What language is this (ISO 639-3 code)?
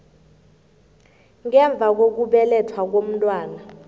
nbl